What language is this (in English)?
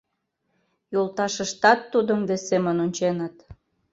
Mari